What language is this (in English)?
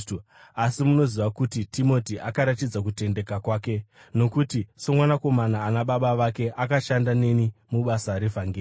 Shona